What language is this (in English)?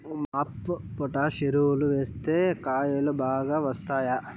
Telugu